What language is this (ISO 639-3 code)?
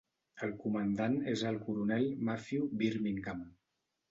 cat